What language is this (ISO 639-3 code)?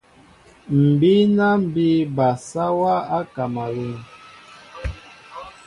mbo